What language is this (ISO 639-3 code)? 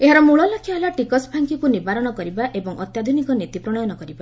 ori